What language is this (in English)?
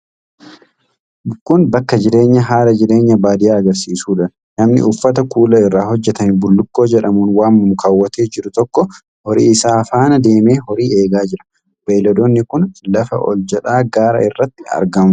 Oromo